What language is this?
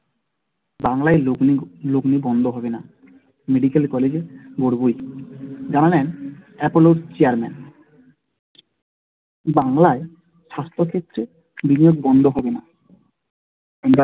Bangla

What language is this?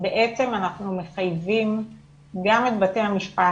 Hebrew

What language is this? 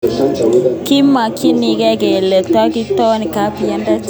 Kalenjin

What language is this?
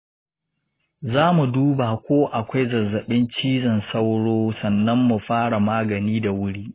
Hausa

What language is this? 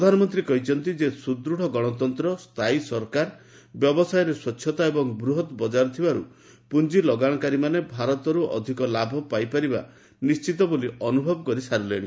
Odia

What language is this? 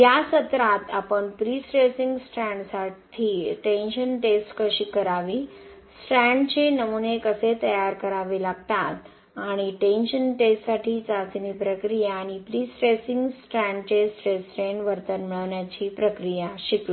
Marathi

